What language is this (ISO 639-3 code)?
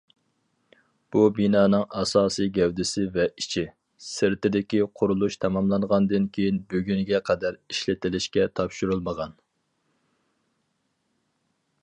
uig